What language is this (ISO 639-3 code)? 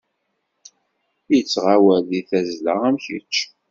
kab